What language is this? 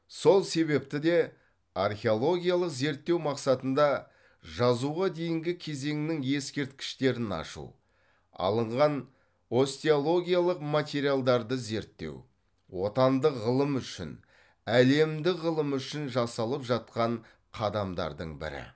Kazakh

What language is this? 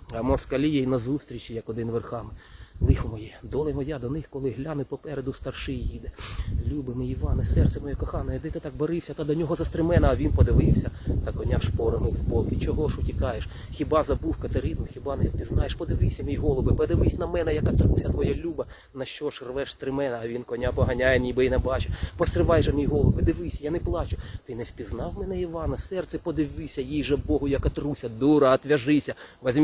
Ukrainian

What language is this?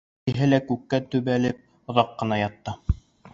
Bashkir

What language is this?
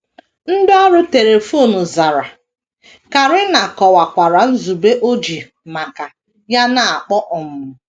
Igbo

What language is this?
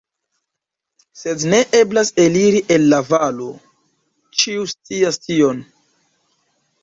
Esperanto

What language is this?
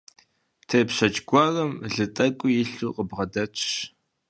Kabardian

